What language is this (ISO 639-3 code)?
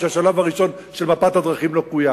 heb